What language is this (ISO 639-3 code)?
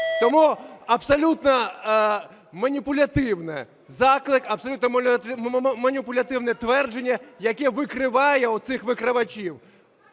ukr